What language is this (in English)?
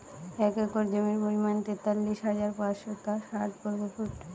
Bangla